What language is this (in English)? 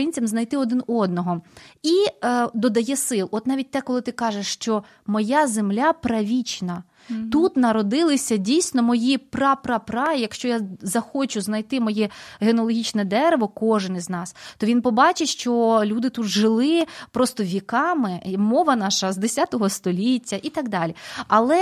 Ukrainian